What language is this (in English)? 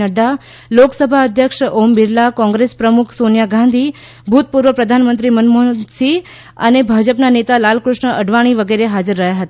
Gujarati